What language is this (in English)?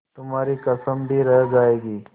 Hindi